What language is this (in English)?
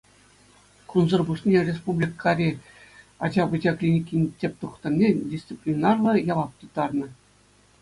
Chuvash